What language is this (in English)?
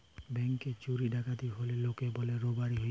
Bangla